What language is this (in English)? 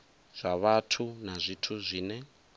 Venda